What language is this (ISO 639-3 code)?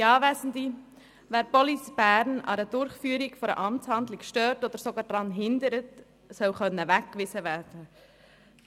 gsw